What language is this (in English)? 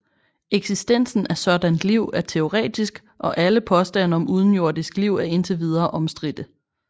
Danish